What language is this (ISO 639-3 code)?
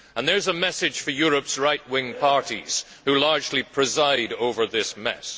eng